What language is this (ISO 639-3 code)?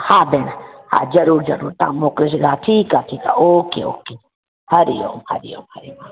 snd